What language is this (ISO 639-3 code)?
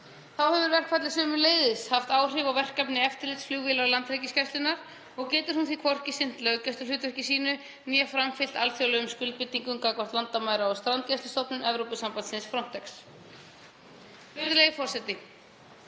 isl